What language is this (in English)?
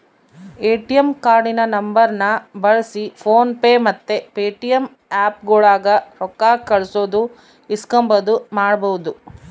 Kannada